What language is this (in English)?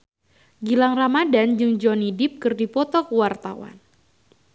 Sundanese